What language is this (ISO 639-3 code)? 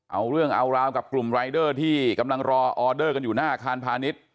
tha